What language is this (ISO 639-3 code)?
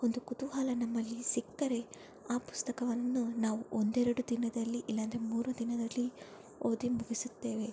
kan